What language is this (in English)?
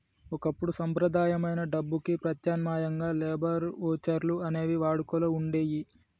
Telugu